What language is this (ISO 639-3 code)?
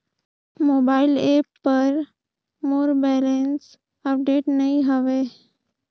hne